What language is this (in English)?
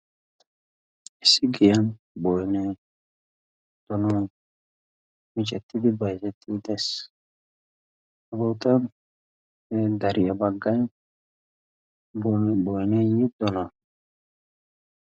Wolaytta